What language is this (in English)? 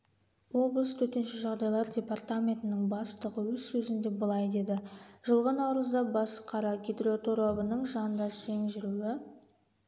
Kazakh